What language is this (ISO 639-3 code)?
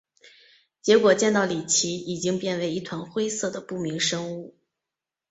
zho